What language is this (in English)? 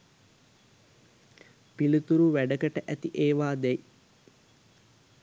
Sinhala